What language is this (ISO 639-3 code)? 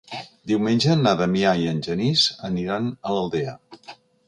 cat